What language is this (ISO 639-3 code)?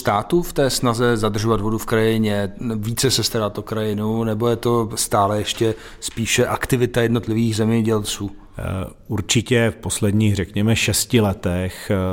ces